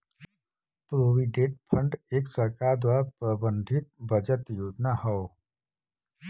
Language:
Bhojpuri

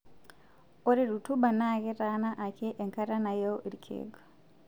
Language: Masai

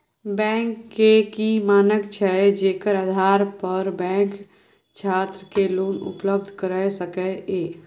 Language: Maithili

